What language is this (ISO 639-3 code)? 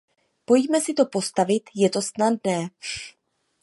ces